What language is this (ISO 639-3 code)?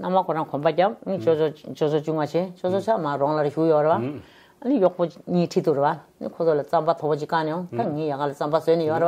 kor